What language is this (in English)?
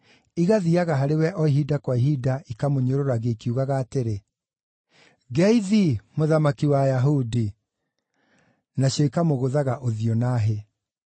Kikuyu